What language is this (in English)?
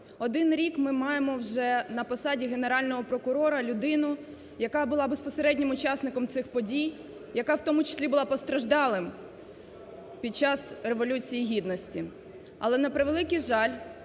Ukrainian